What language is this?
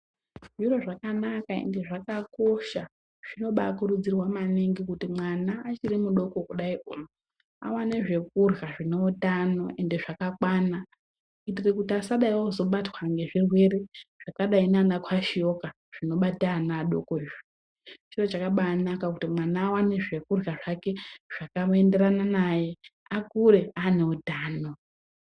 Ndau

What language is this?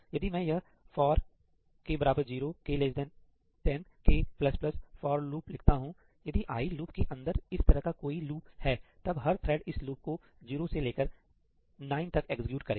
Hindi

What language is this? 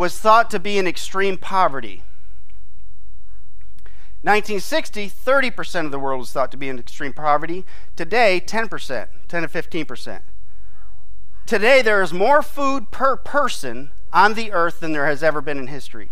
English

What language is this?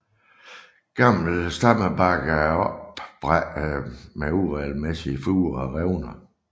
Danish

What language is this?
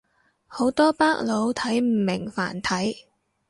Cantonese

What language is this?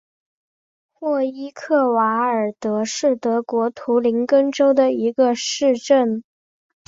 Chinese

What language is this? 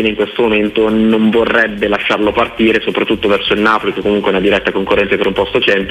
Italian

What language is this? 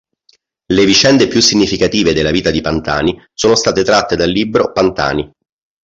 Italian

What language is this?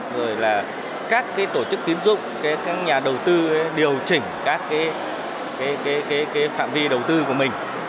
Vietnamese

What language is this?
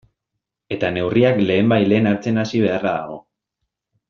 Basque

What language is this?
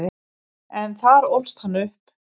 Icelandic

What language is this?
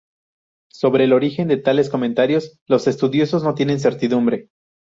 Spanish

